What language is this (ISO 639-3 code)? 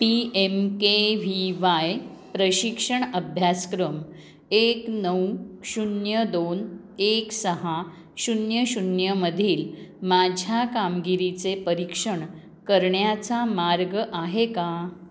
mar